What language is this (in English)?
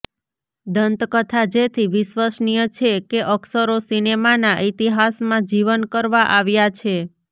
Gujarati